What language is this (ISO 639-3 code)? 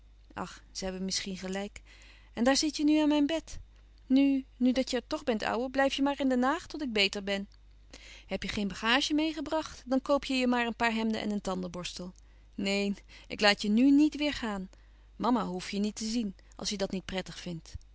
nld